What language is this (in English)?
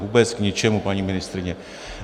Czech